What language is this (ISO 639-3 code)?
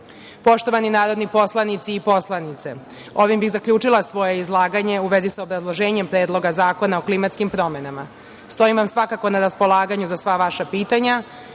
srp